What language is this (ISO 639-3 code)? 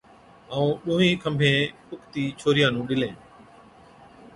odk